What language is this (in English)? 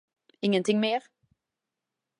Swedish